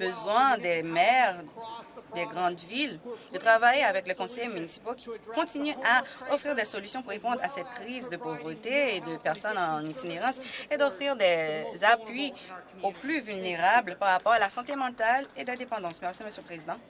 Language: French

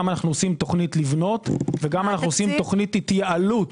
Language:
Hebrew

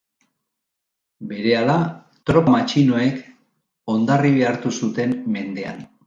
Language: Basque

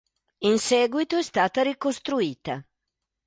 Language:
Italian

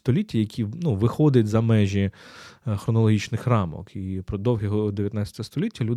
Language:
Ukrainian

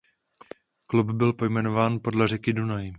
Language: Czech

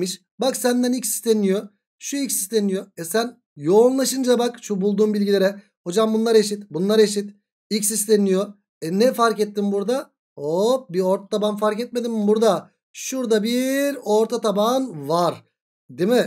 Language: Turkish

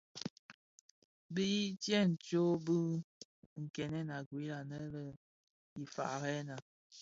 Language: Bafia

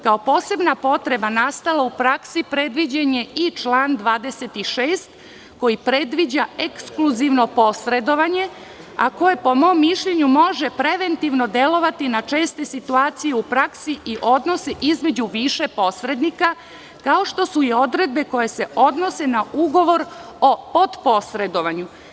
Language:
Serbian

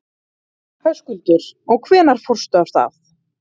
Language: Icelandic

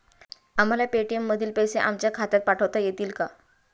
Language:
Marathi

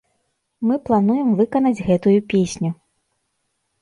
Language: Belarusian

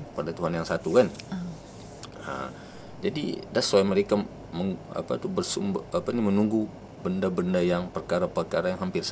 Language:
Malay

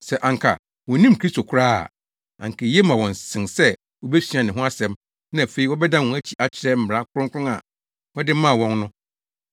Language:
Akan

